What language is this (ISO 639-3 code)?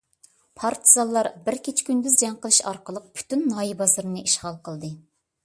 uig